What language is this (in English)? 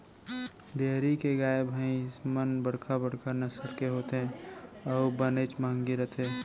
Chhattisgarhi